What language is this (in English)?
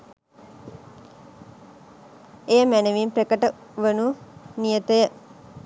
Sinhala